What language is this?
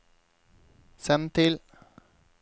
Norwegian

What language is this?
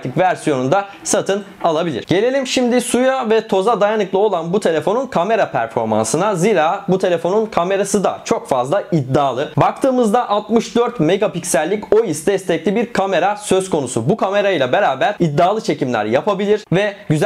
Turkish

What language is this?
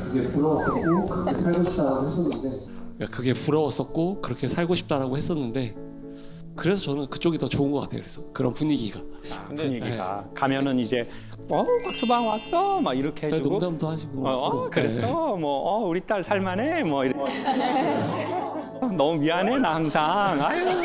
Korean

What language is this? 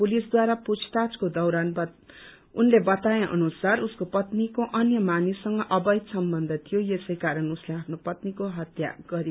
Nepali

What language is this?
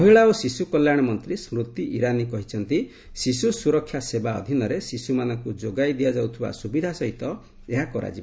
Odia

